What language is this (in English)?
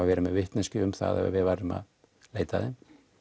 Icelandic